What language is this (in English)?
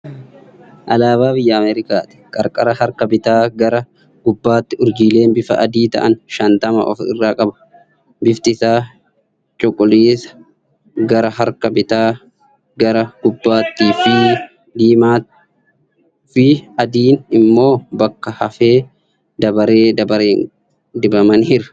Oromo